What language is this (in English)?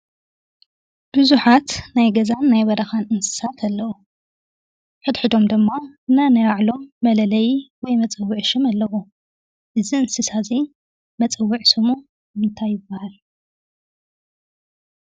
Tigrinya